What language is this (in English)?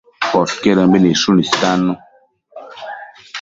Matsés